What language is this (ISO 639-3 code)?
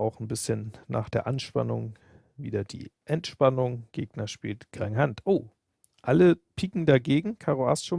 deu